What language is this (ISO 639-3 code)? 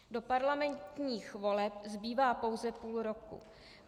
ces